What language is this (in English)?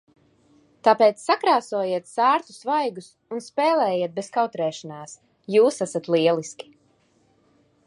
Latvian